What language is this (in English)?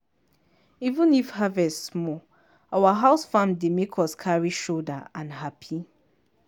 Nigerian Pidgin